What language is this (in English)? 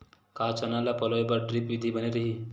Chhattisgarhi